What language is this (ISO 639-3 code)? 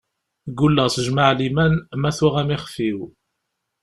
kab